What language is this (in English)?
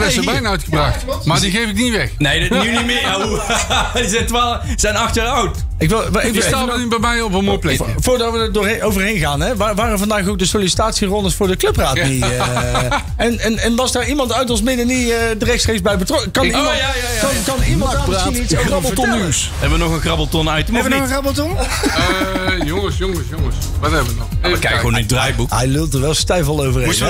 Dutch